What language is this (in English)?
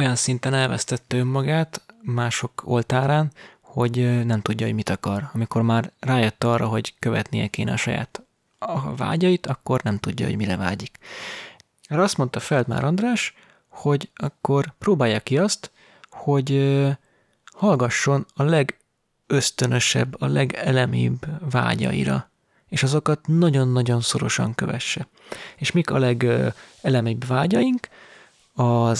Hungarian